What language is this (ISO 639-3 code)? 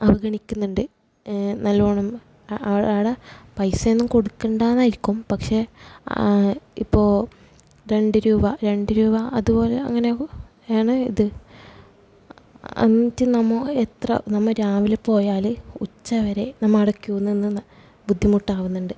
mal